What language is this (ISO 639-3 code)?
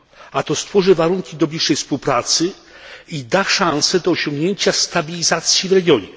pol